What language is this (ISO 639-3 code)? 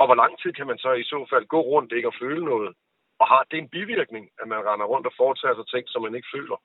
dan